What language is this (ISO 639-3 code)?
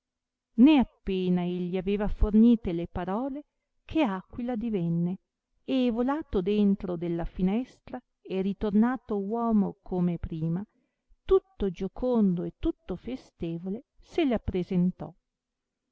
ita